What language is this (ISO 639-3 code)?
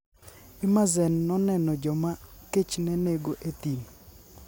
luo